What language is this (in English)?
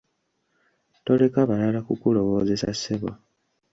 Ganda